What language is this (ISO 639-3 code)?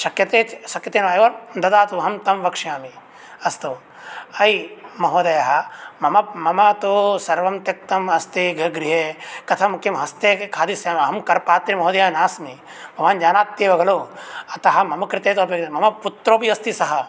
san